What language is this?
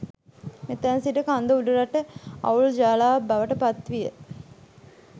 Sinhala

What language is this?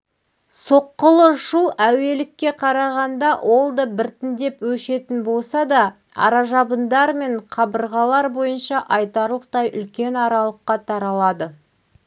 Kazakh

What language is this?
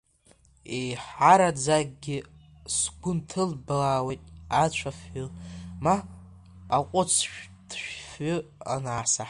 Abkhazian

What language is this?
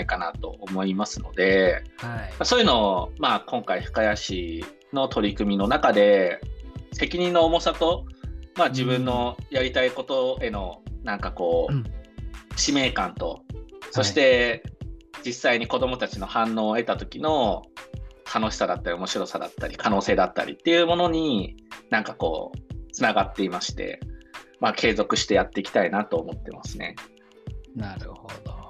Japanese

